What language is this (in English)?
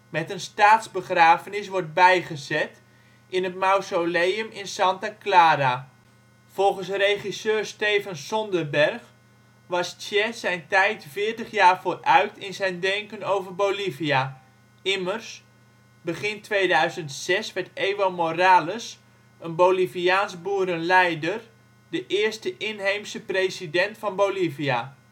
Dutch